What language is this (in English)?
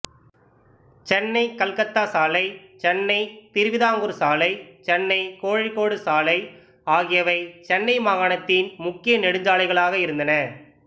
Tamil